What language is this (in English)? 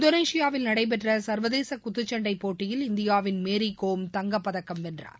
Tamil